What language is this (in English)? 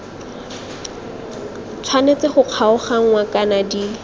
Tswana